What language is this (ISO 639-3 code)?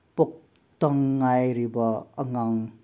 mni